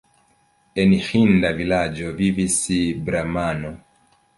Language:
Esperanto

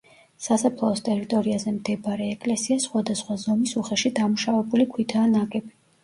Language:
Georgian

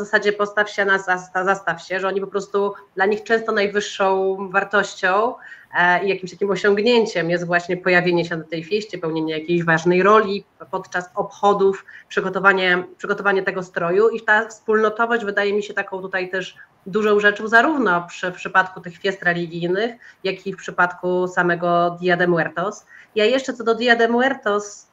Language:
Polish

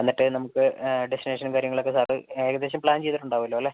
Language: Malayalam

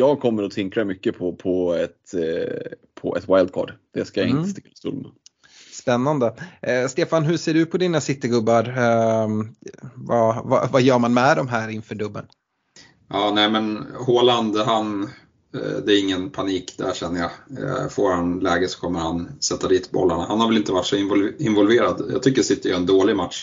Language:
Swedish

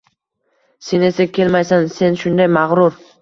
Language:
Uzbek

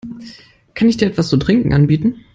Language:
German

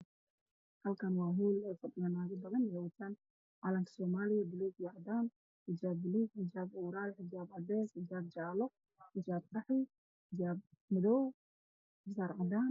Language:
Somali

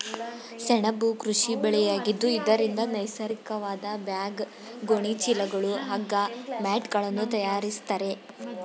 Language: Kannada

